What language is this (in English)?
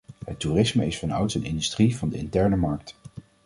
Dutch